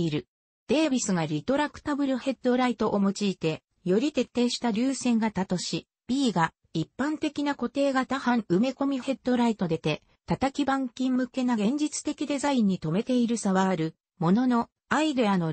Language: Japanese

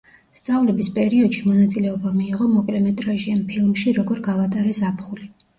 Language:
Georgian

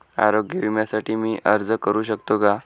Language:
Marathi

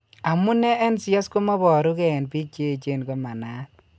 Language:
Kalenjin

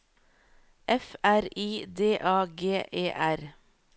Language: Norwegian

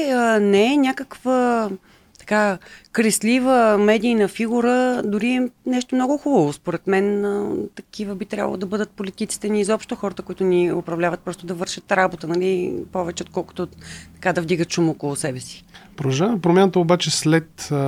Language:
Bulgarian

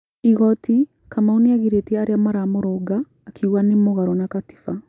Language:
Kikuyu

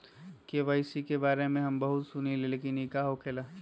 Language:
Magahi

